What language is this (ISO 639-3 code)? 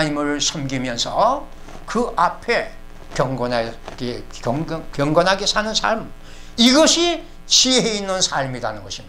kor